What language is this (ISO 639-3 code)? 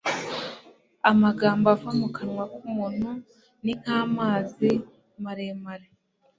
kin